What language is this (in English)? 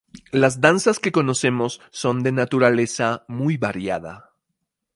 Spanish